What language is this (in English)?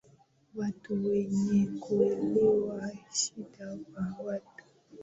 Swahili